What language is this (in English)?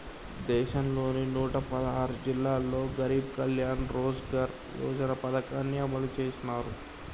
Telugu